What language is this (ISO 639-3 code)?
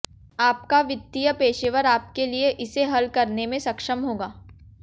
hin